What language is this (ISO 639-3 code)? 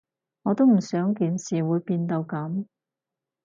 yue